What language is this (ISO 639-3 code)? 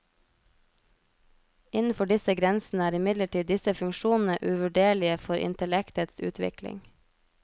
nor